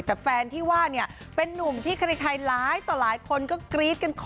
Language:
Thai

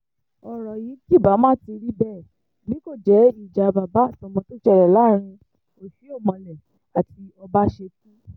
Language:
Yoruba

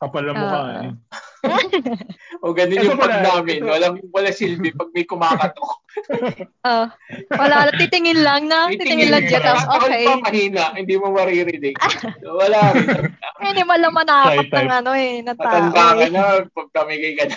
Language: Filipino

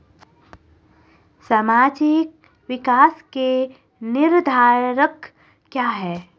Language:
Hindi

